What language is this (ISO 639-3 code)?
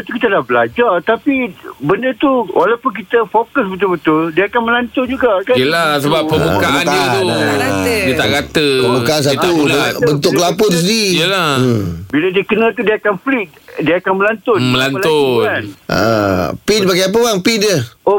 msa